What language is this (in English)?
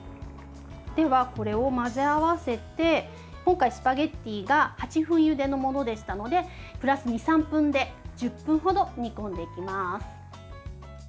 Japanese